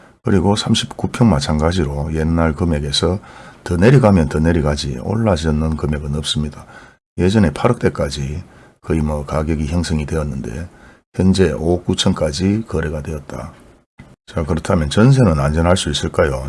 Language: Korean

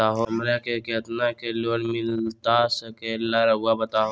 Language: Magahi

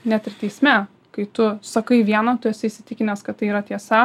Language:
Lithuanian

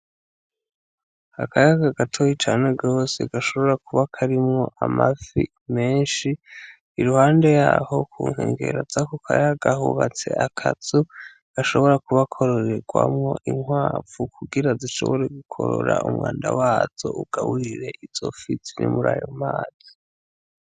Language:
Rundi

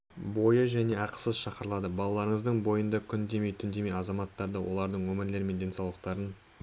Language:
Kazakh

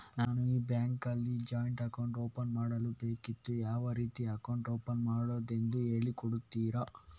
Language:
Kannada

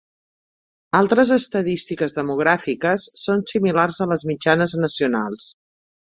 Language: Catalan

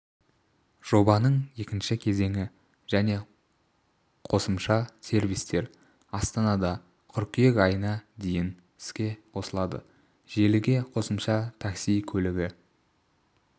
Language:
Kazakh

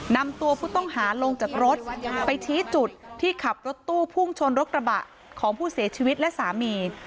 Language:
Thai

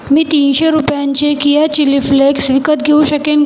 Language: Marathi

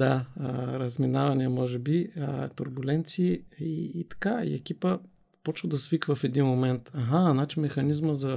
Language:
Bulgarian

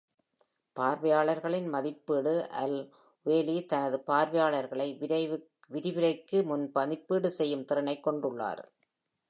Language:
Tamil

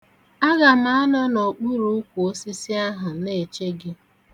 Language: Igbo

